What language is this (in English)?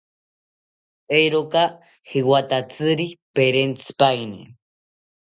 South Ucayali Ashéninka